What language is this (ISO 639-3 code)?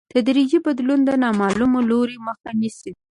pus